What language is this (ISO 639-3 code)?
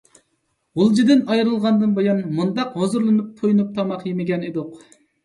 uig